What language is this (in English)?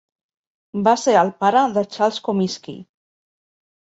Catalan